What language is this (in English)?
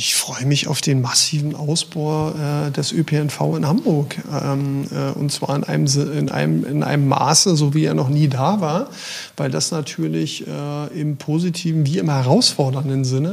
German